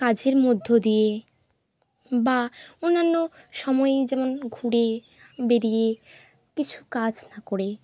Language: Bangla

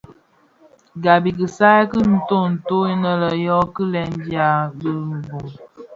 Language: Bafia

